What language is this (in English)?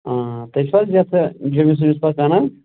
Kashmiri